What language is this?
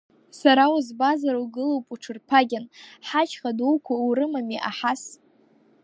Abkhazian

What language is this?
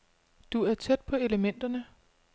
Danish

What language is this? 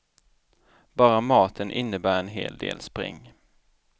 Swedish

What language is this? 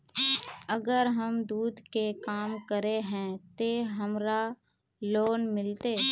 Magahi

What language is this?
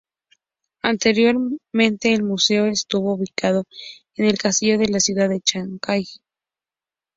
Spanish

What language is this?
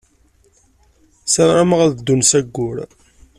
Kabyle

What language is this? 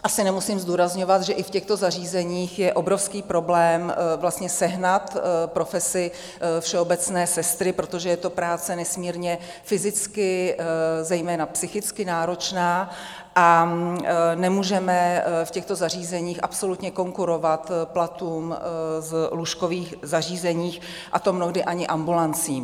Czech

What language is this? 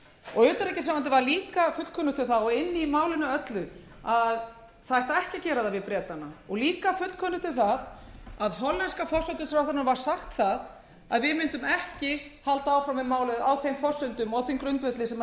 Icelandic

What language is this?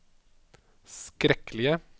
Norwegian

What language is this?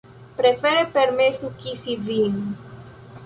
Esperanto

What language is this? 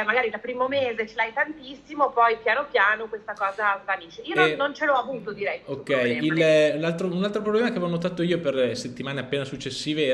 Italian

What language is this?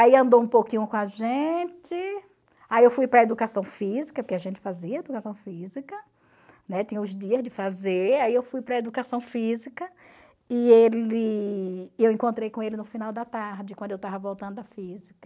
Portuguese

